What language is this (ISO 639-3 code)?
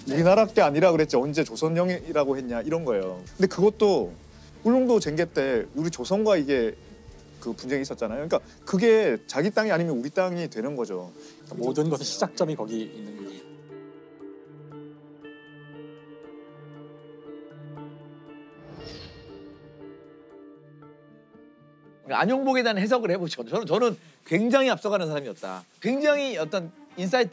kor